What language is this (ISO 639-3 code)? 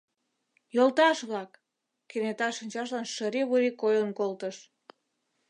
chm